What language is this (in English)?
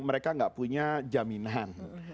Indonesian